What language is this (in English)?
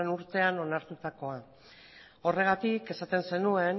Basque